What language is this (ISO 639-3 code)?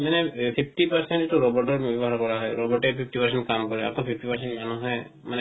asm